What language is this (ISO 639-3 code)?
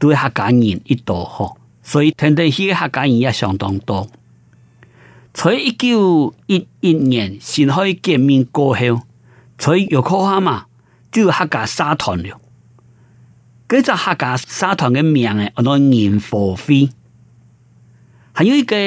zho